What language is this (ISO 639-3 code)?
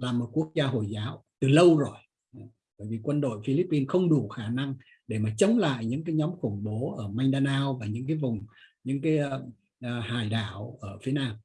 vie